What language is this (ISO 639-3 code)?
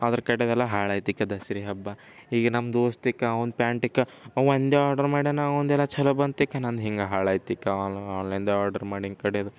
kan